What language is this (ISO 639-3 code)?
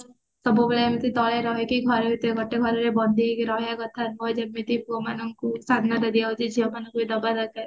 ori